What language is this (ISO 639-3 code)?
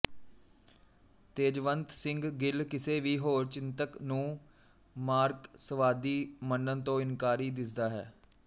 pan